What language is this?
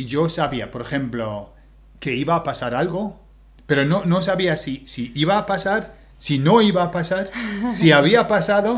Spanish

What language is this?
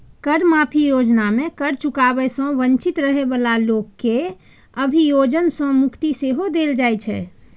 Maithili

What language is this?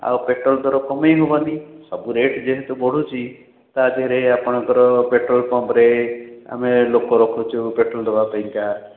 Odia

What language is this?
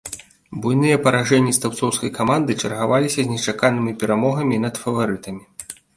Belarusian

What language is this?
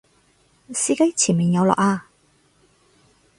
Cantonese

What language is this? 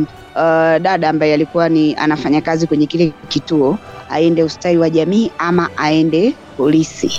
Swahili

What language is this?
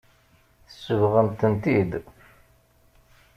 Kabyle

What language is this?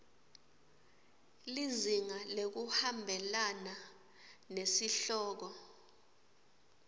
Swati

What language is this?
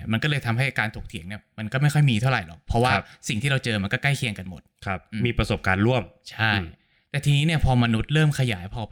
Thai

